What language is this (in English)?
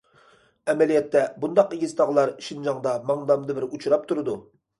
Uyghur